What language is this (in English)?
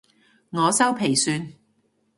Cantonese